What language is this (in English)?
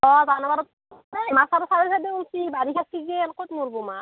Assamese